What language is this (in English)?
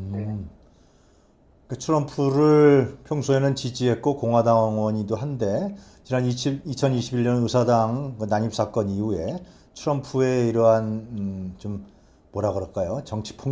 Korean